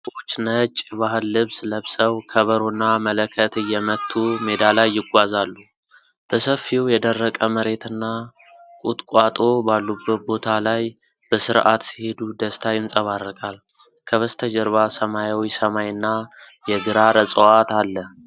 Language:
Amharic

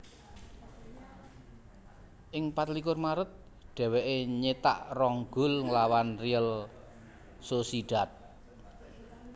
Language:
Javanese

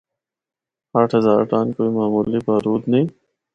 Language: Northern Hindko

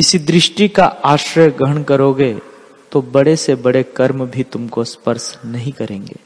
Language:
Hindi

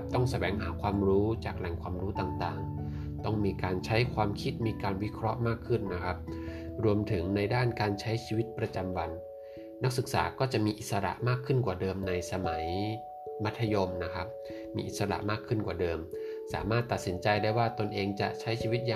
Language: Thai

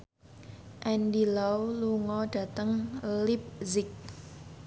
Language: Javanese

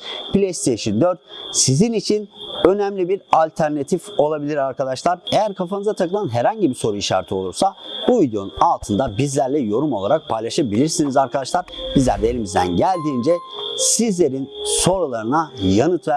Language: Turkish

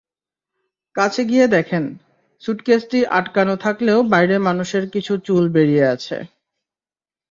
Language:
Bangla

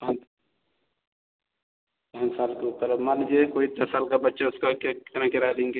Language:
Hindi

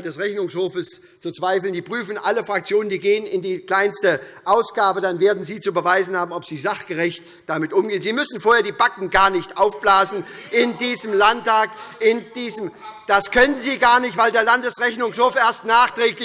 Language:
German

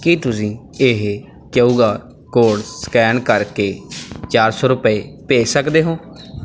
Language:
Punjabi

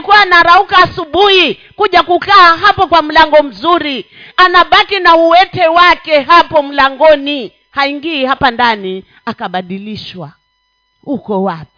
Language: Swahili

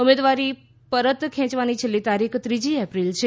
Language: Gujarati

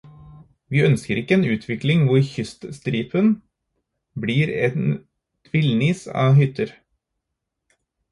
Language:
Norwegian Bokmål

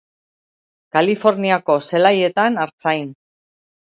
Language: Basque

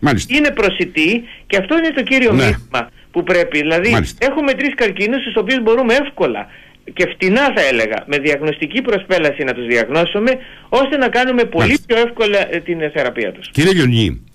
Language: Greek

